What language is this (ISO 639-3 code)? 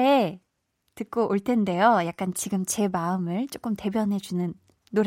kor